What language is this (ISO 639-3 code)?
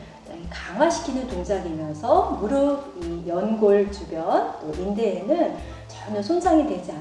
kor